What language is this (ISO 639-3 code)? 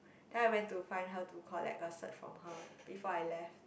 eng